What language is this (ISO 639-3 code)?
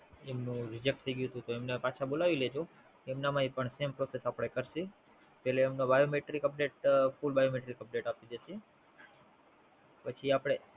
guj